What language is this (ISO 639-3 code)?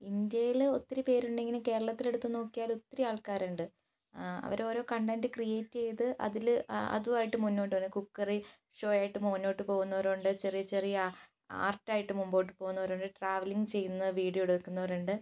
mal